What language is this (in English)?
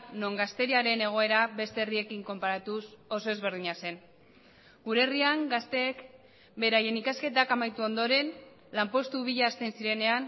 Basque